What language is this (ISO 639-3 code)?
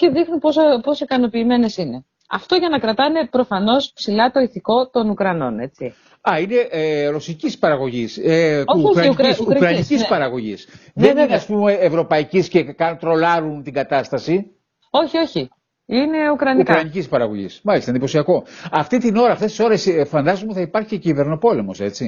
ell